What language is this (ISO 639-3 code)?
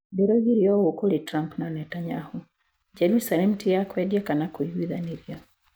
kik